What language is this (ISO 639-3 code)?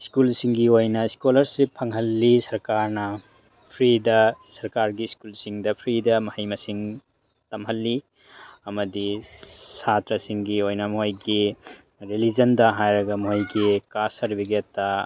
mni